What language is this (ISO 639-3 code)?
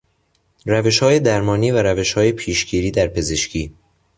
fas